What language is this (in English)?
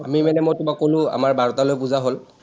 Assamese